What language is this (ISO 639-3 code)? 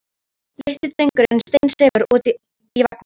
isl